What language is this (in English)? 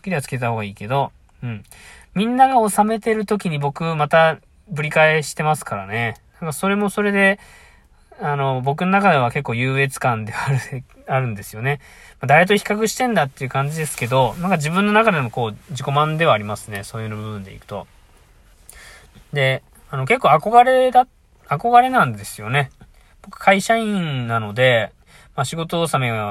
Japanese